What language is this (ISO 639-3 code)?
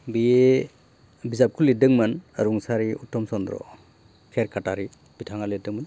brx